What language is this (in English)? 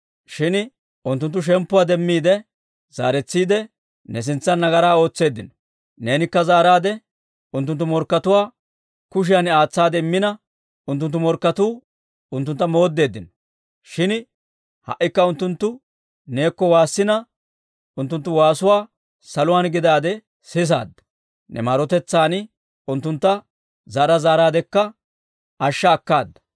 Dawro